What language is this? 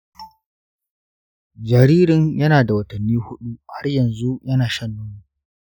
Hausa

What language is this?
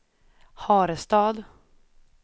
Swedish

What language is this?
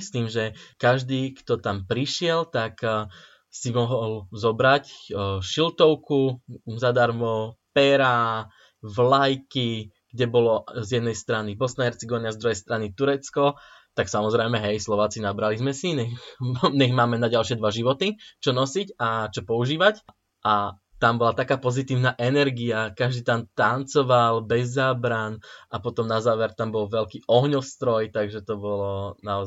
Slovak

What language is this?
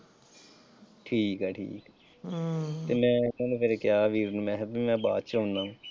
Punjabi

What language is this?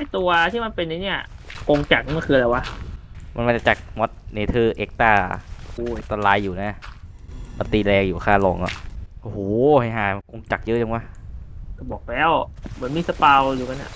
Thai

